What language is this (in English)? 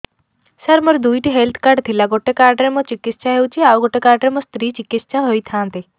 Odia